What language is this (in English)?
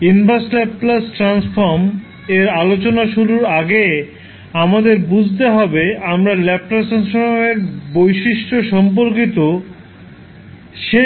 Bangla